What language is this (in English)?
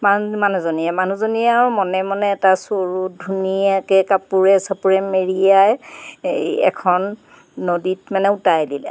Assamese